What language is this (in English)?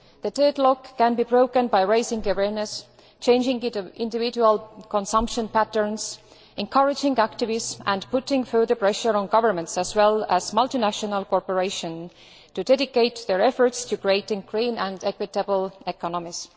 English